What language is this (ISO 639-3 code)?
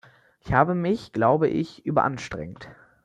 deu